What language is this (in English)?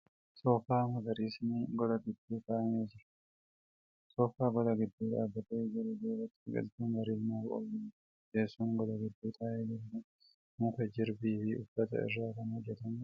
Oromo